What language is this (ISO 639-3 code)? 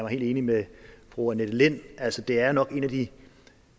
dan